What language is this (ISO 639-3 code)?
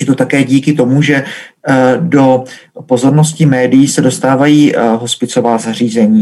ces